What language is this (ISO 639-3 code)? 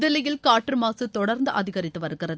tam